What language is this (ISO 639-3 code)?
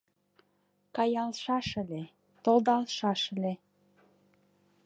chm